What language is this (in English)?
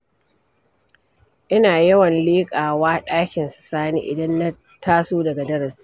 Hausa